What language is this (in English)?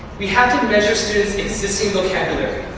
English